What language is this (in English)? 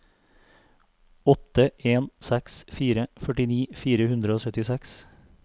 Norwegian